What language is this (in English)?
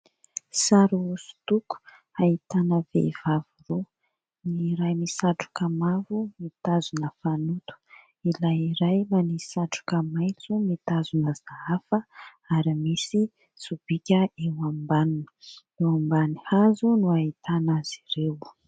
Malagasy